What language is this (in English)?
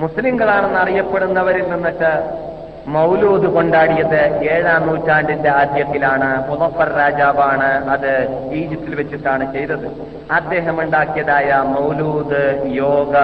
Malayalam